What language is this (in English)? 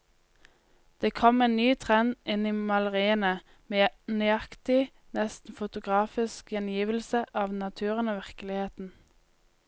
Norwegian